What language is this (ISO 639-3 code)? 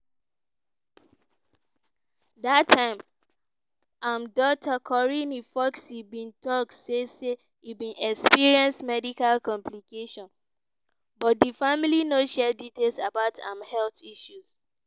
pcm